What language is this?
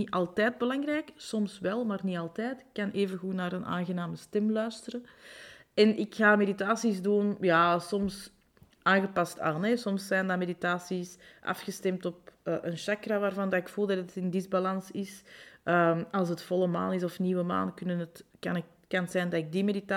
Dutch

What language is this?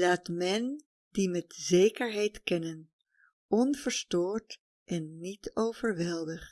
Dutch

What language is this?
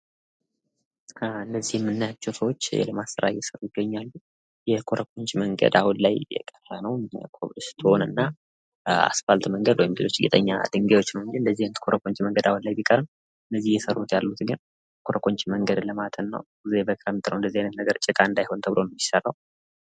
Amharic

